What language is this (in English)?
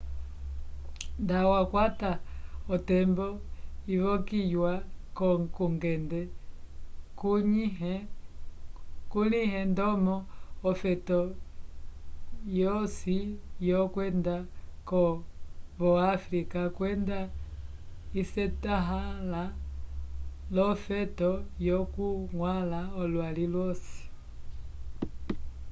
Umbundu